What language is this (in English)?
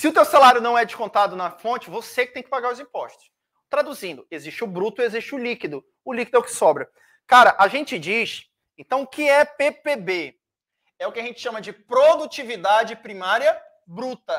Portuguese